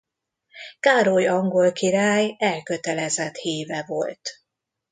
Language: Hungarian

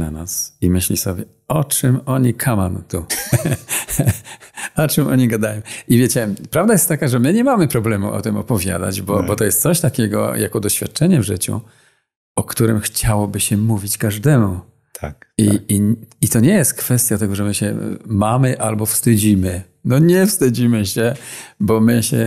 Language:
Polish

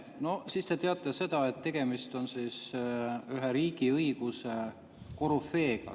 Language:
Estonian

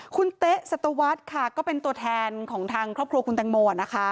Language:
Thai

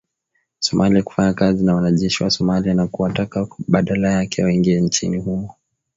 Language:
Swahili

